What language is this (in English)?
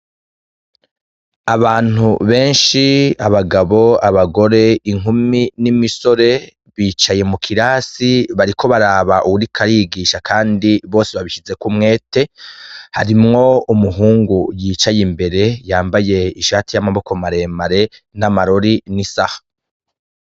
Rundi